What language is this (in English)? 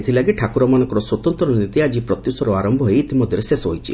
Odia